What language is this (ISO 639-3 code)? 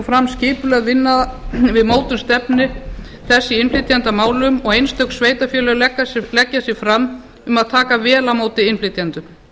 isl